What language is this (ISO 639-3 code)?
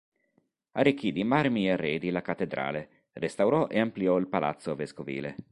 ita